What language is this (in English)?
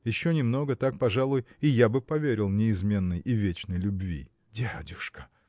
Russian